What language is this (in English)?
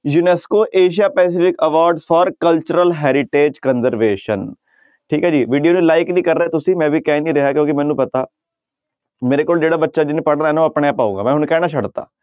Punjabi